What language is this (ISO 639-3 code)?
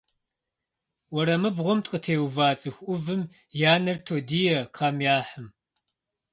kbd